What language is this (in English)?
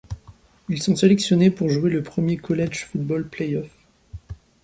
French